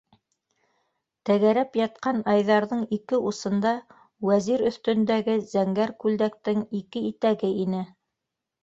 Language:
Bashkir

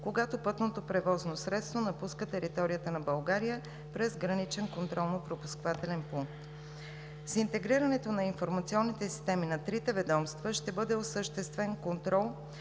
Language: Bulgarian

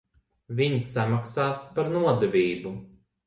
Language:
Latvian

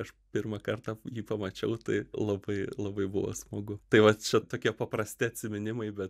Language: Lithuanian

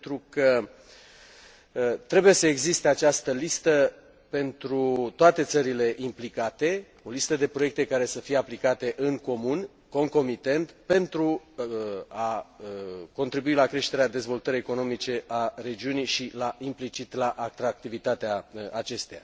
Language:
Romanian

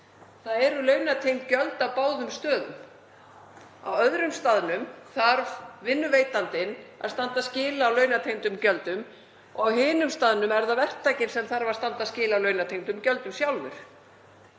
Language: Icelandic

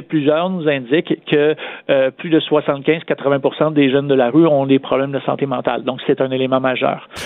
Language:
French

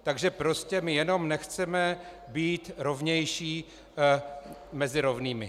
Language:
Czech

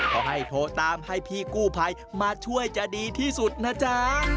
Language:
Thai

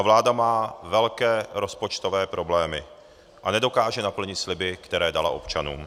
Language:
Czech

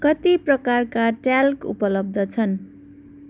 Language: Nepali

